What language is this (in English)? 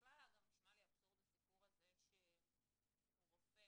Hebrew